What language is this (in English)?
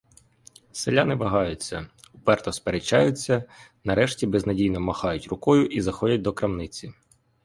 Ukrainian